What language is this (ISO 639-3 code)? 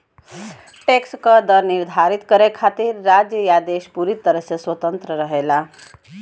bho